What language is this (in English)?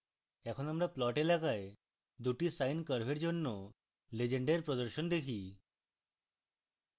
Bangla